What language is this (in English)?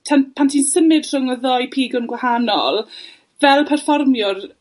Welsh